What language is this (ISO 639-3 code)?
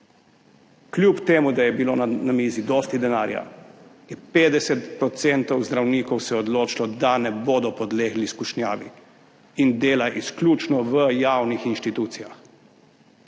slv